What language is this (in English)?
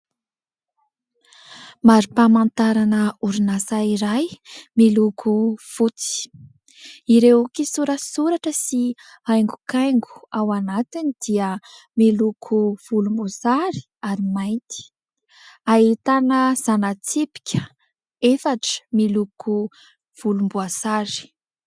Malagasy